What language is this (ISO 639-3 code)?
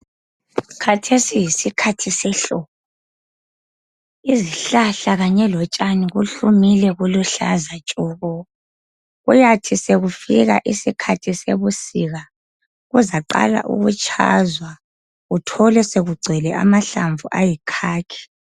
nde